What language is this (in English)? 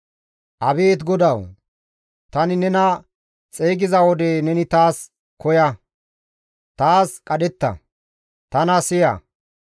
Gamo